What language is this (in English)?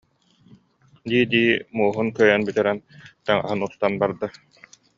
Yakut